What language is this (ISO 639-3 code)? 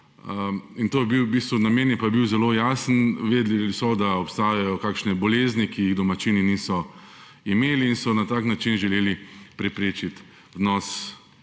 slv